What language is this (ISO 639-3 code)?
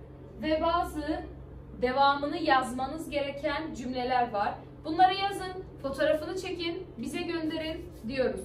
tur